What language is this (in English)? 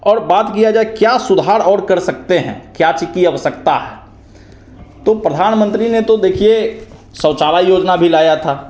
Hindi